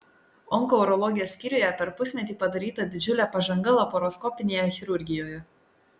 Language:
Lithuanian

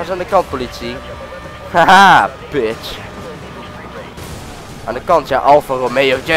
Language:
Dutch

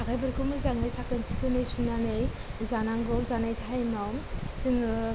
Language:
Bodo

